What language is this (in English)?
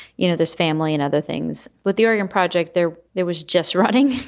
English